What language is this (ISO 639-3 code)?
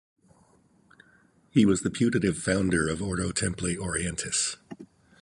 eng